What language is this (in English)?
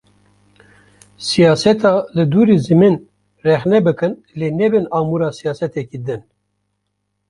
Kurdish